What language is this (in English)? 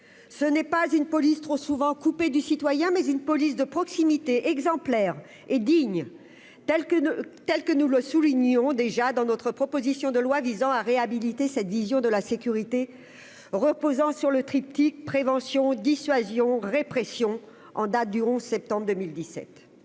French